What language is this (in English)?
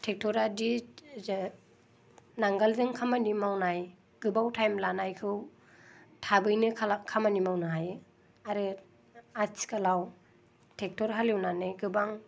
Bodo